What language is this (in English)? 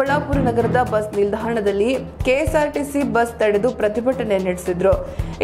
Kannada